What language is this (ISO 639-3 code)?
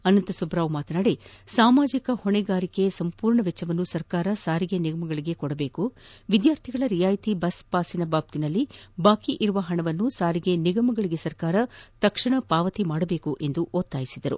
kan